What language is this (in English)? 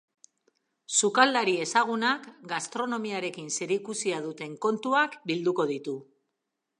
Basque